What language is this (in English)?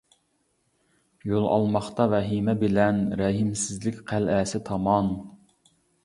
Uyghur